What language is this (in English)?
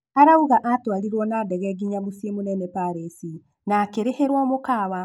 Kikuyu